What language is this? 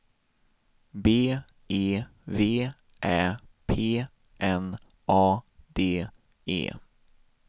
Swedish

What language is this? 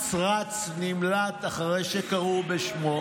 Hebrew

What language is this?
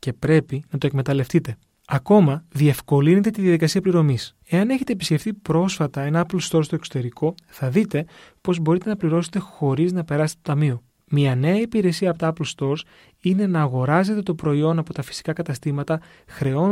Greek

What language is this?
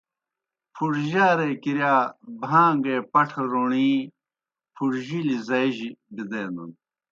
Kohistani Shina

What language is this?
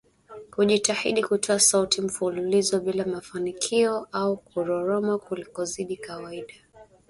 Swahili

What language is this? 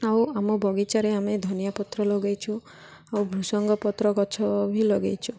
Odia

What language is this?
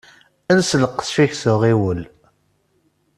Kabyle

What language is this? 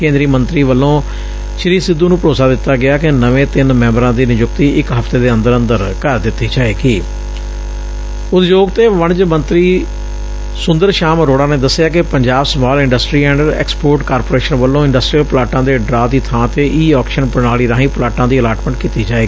Punjabi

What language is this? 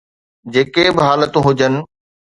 Sindhi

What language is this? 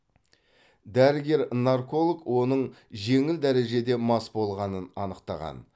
Kazakh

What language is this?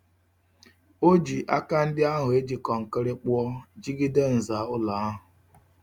Igbo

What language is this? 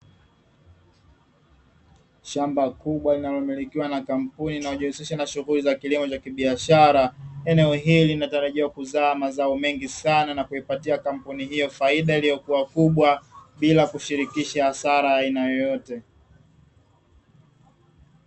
Swahili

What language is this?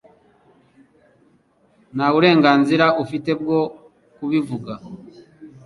Kinyarwanda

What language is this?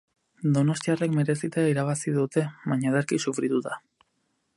Basque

